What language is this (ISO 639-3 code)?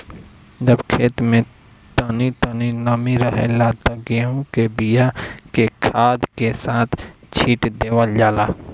bho